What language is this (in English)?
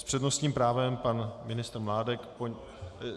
Czech